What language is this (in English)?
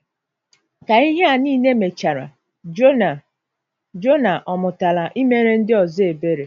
Igbo